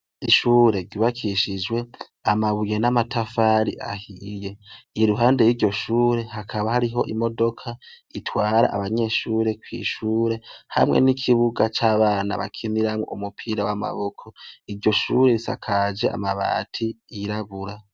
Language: Rundi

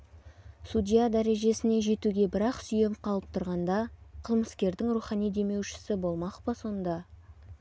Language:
Kazakh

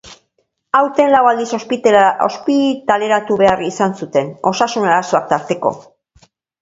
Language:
Basque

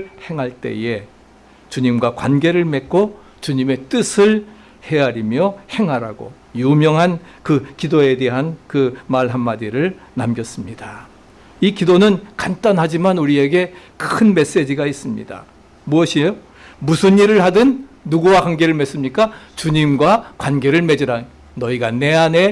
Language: Korean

